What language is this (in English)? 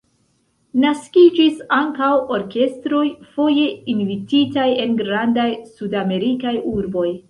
Esperanto